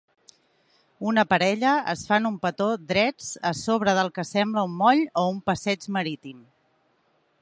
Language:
Catalan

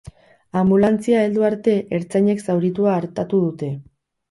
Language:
Basque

